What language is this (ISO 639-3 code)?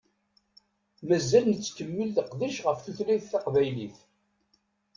kab